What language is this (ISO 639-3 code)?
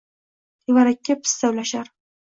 uzb